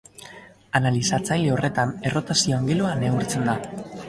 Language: Basque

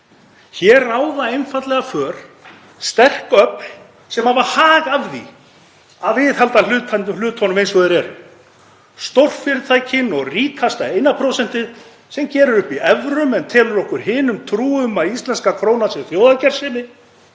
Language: Icelandic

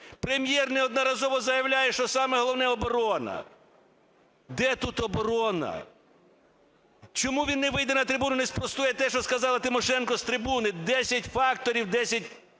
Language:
Ukrainian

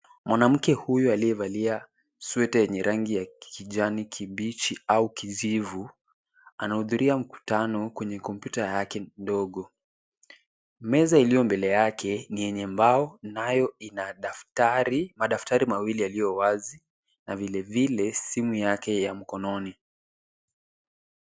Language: Swahili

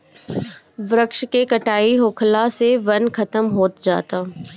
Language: Bhojpuri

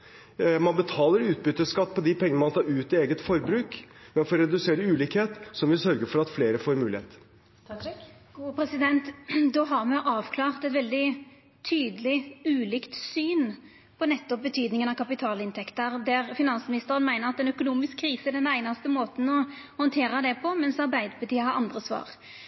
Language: Norwegian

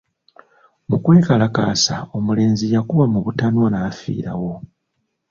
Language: Ganda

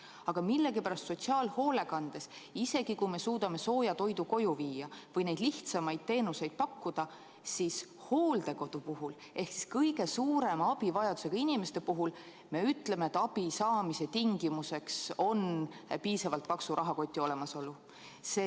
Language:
Estonian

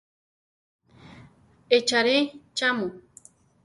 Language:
Central Tarahumara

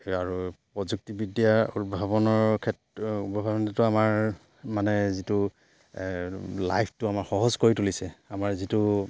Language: Assamese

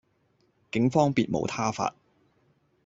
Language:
Cantonese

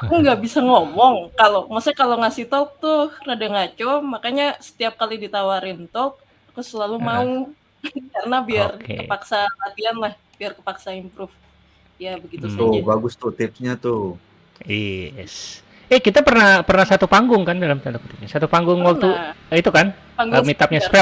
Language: Indonesian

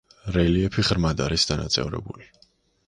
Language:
Georgian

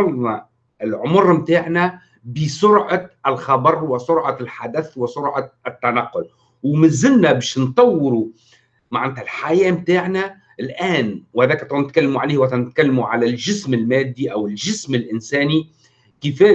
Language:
Arabic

